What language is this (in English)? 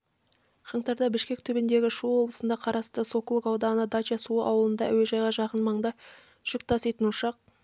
Kazakh